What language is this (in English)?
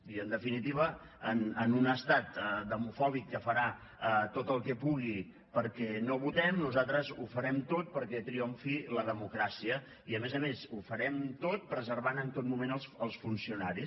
Catalan